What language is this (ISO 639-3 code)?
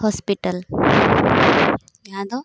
sat